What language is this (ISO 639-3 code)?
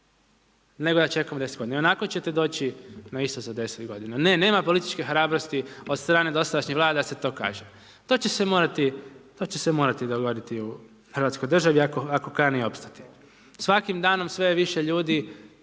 hrv